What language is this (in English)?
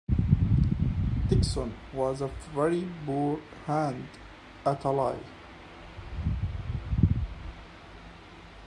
English